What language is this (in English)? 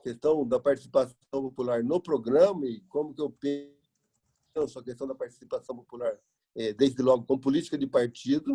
Portuguese